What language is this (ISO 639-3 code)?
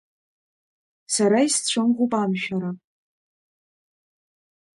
abk